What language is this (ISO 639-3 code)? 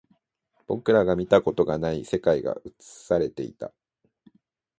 jpn